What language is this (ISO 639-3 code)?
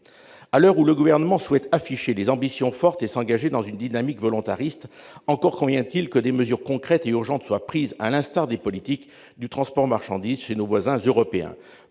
fra